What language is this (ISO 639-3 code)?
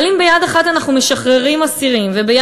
heb